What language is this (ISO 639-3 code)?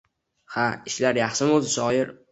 uzb